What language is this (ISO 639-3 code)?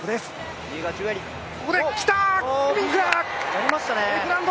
jpn